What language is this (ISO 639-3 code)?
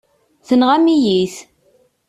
kab